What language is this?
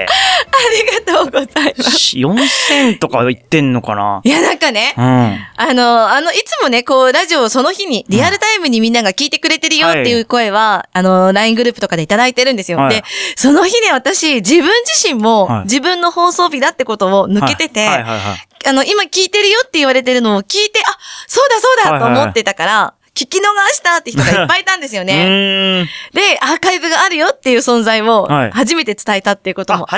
Japanese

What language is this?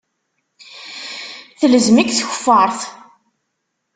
Kabyle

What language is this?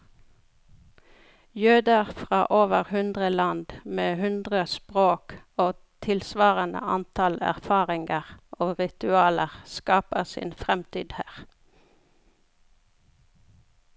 Norwegian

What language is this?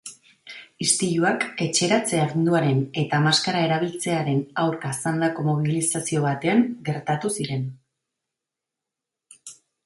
Basque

